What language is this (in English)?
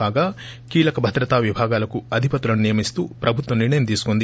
Telugu